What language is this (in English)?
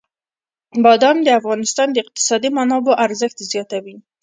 Pashto